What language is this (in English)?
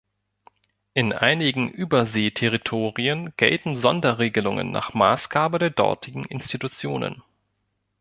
German